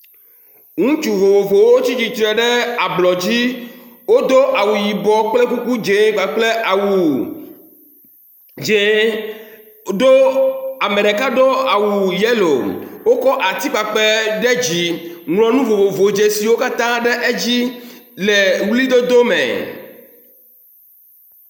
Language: Ewe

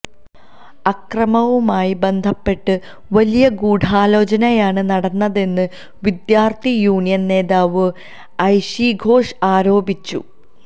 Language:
Malayalam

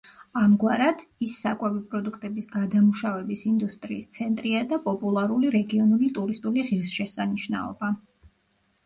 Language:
Georgian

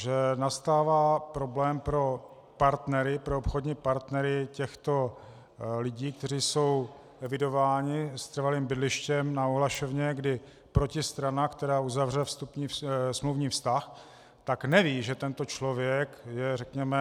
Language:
Czech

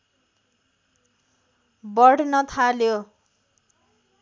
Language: Nepali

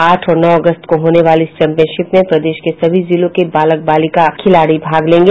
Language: Hindi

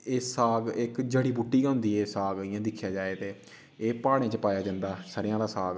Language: Dogri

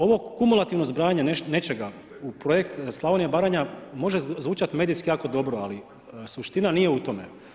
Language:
Croatian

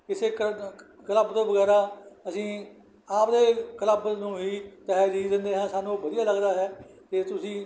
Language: Punjabi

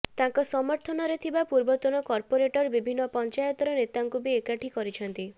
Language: Odia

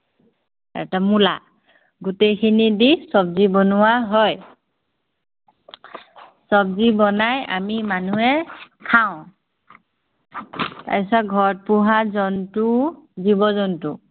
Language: Assamese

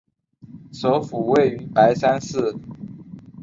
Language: Chinese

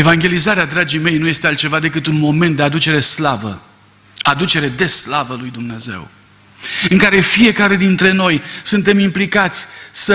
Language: Romanian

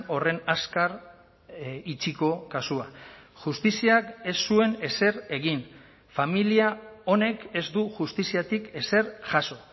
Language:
Basque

